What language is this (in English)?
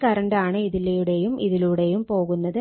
Malayalam